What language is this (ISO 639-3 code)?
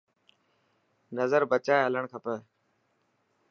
mki